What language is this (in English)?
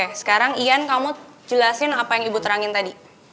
Indonesian